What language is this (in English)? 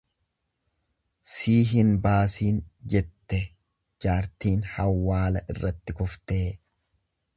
Oromo